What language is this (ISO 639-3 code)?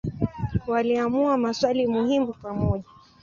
swa